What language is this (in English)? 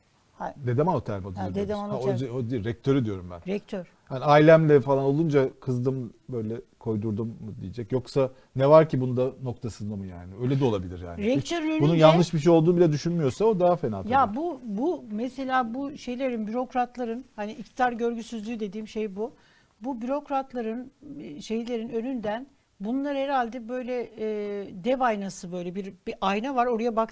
Turkish